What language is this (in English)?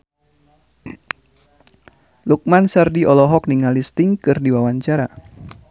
Sundanese